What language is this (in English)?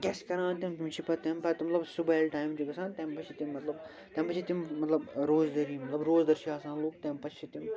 Kashmiri